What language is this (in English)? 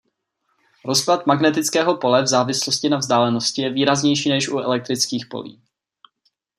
Czech